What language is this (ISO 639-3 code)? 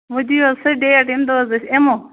kas